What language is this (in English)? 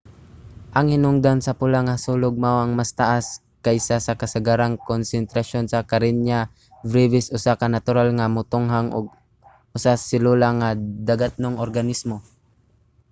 Cebuano